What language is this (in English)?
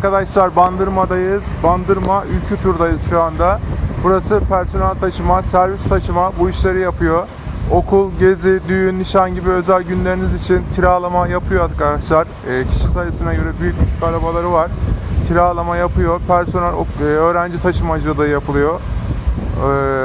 Turkish